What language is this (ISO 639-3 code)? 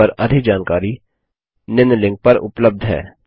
hin